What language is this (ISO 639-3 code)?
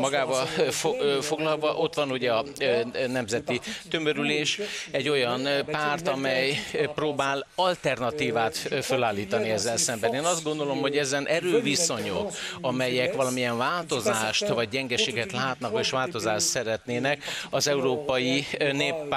hun